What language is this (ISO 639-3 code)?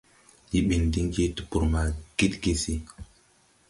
tui